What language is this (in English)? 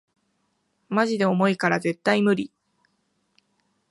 Japanese